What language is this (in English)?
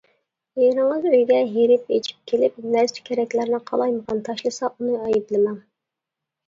Uyghur